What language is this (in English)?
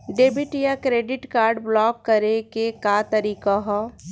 Bhojpuri